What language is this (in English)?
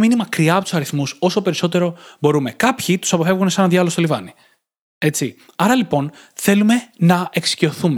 Greek